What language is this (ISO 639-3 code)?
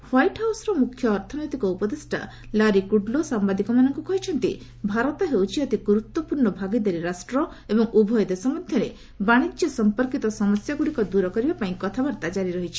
ori